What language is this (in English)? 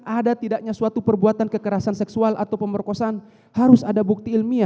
Indonesian